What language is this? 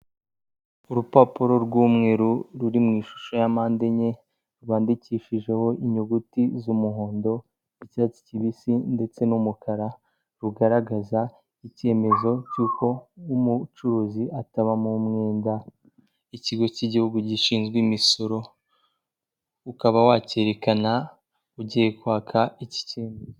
Kinyarwanda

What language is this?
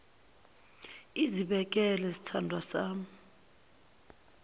Zulu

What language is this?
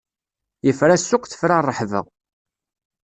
Kabyle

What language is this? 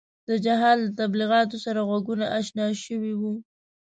Pashto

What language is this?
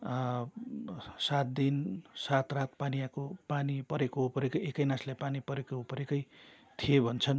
Nepali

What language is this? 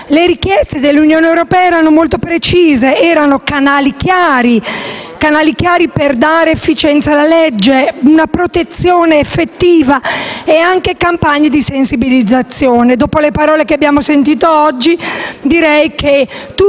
Italian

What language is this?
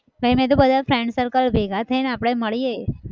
Gujarati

